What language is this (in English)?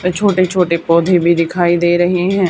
Hindi